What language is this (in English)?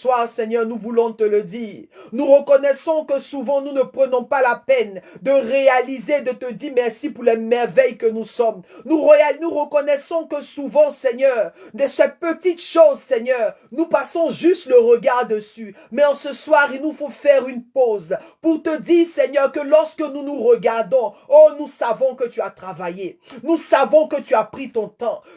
French